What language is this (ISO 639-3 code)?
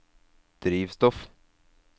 nor